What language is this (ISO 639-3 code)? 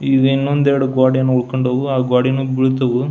kan